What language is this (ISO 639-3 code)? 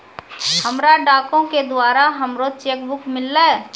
mai